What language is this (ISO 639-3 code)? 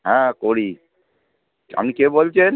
ben